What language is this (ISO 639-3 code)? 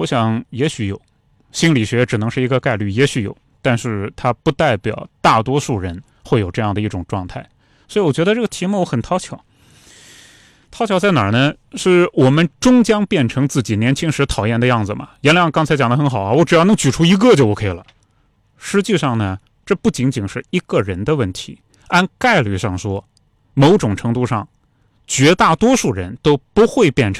zho